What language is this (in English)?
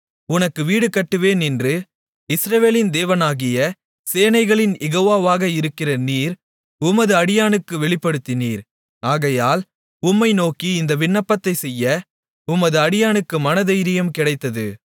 Tamil